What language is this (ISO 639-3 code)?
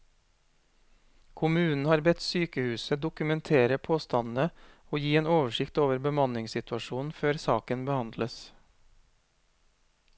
nor